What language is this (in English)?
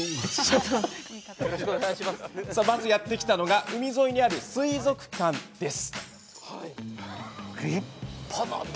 Japanese